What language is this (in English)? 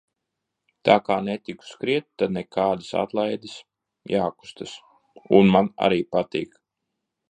Latvian